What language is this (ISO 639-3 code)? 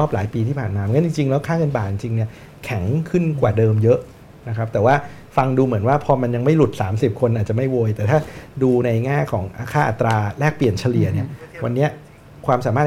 tha